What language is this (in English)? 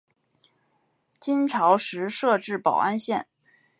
Chinese